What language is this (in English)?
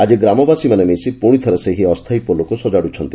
Odia